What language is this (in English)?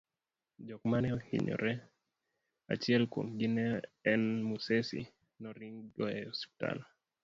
Luo (Kenya and Tanzania)